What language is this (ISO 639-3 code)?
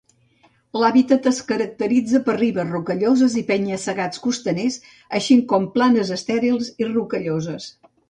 cat